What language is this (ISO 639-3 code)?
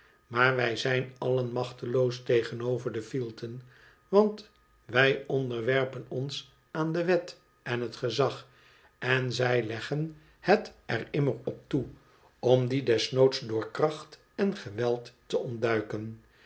nld